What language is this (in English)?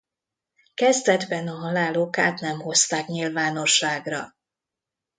Hungarian